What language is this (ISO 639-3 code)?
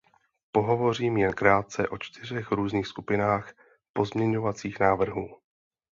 ces